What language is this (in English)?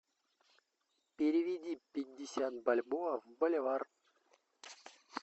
Russian